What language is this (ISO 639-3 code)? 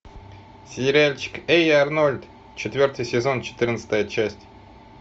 rus